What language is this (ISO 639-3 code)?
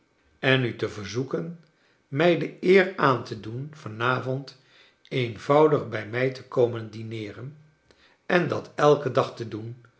nld